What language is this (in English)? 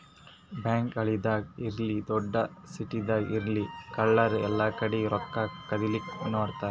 Kannada